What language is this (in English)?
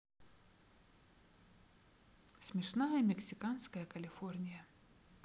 Russian